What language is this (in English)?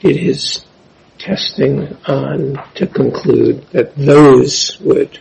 English